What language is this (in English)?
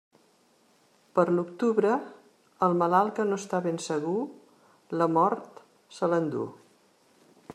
Catalan